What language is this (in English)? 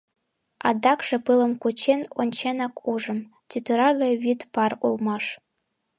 Mari